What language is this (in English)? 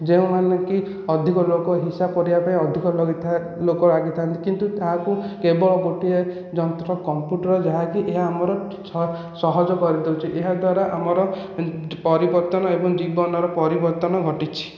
Odia